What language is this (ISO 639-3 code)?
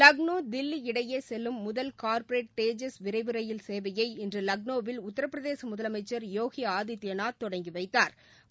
tam